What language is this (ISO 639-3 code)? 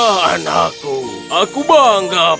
ind